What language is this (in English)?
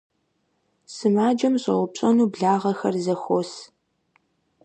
Kabardian